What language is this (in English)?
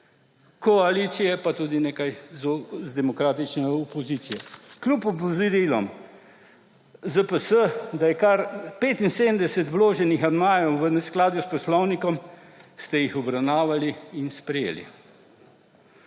Slovenian